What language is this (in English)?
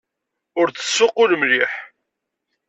Kabyle